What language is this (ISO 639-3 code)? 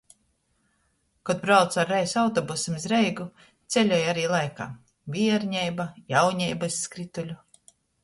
ltg